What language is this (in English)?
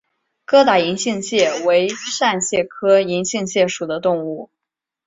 Chinese